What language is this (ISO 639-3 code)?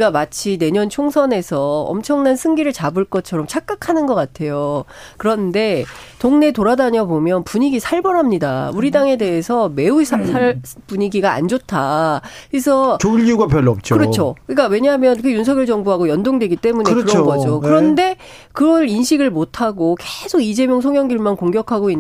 kor